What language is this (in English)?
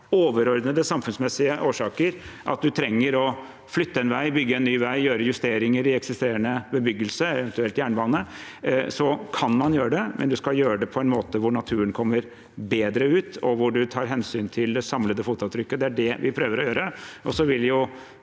Norwegian